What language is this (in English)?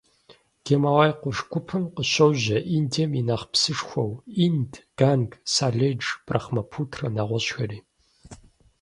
Kabardian